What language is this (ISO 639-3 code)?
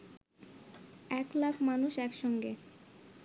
ben